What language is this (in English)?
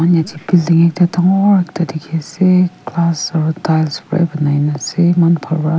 Naga Pidgin